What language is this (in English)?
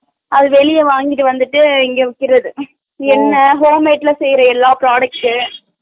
Tamil